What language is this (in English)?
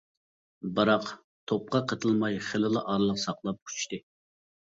Uyghur